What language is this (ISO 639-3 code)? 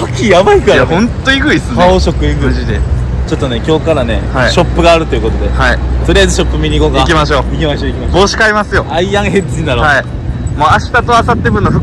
jpn